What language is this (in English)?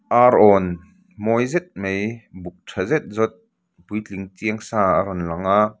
Mizo